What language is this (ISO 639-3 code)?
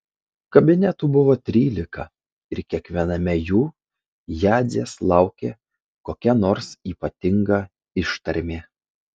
lit